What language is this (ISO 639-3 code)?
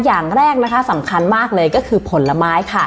tha